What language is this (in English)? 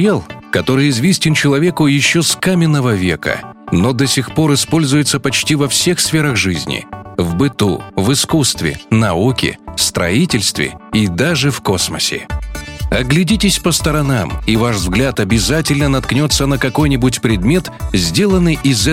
Russian